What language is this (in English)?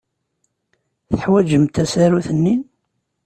Kabyle